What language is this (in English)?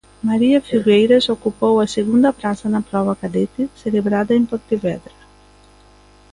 Galician